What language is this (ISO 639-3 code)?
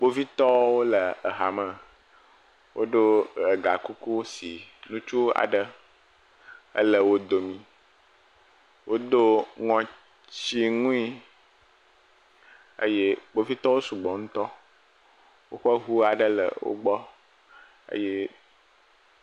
ewe